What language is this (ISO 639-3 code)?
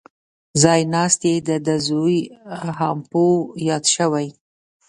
pus